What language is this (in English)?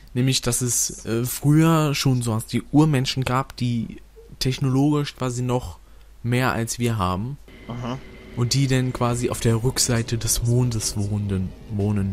German